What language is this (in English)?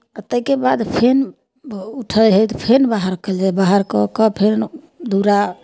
Maithili